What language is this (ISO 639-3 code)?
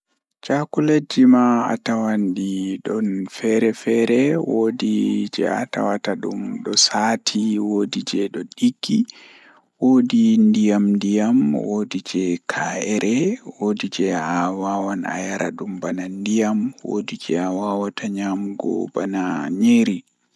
ful